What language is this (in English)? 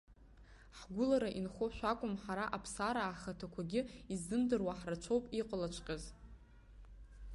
Abkhazian